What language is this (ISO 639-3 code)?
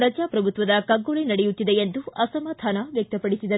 kan